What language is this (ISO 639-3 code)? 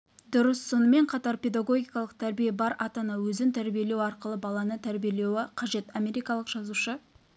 kaz